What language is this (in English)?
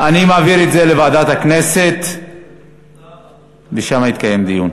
Hebrew